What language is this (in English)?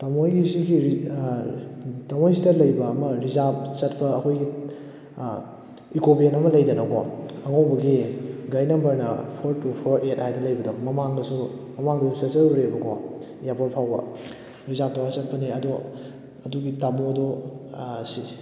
Manipuri